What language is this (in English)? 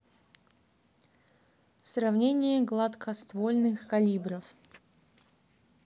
Russian